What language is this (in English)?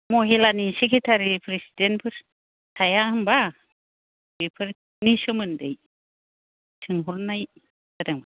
Bodo